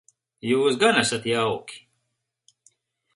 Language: Latvian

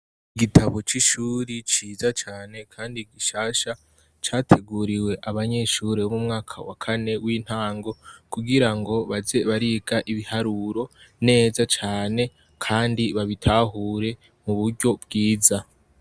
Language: Rundi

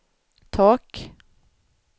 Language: Swedish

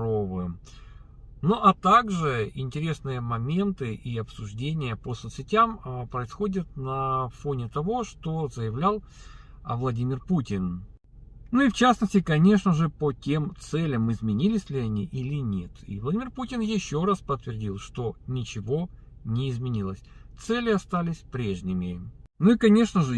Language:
Russian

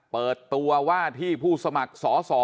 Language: Thai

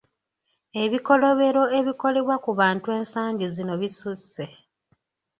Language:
Ganda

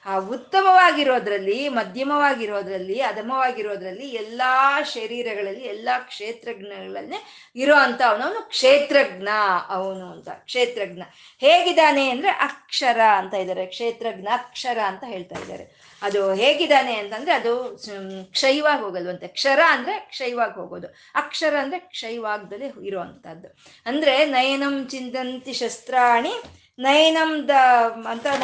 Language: Kannada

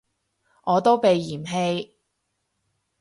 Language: Cantonese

